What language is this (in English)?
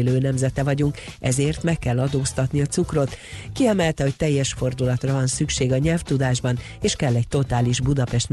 Hungarian